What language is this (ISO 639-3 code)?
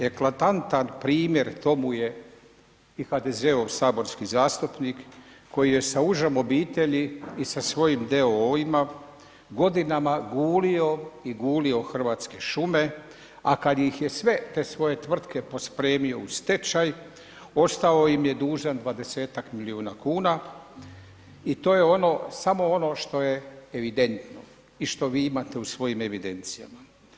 hrv